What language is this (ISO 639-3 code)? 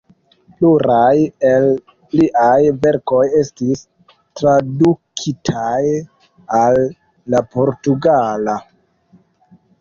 epo